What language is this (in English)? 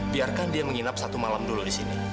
Indonesian